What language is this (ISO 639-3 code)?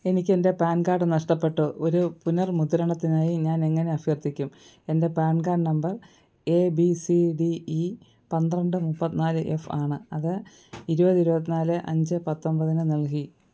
mal